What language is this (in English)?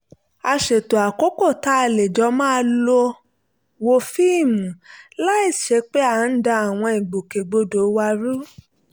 Yoruba